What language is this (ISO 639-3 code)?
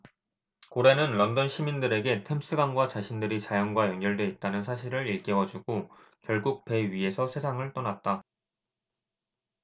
kor